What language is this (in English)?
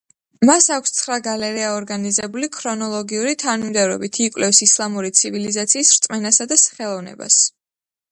Georgian